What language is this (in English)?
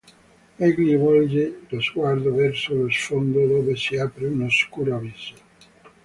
Italian